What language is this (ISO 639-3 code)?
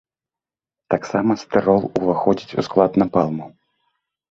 bel